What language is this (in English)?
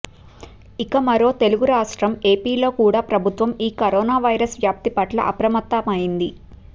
Telugu